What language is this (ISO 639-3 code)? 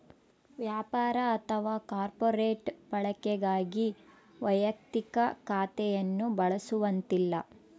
kan